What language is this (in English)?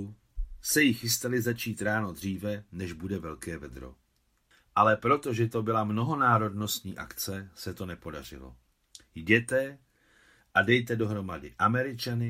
Czech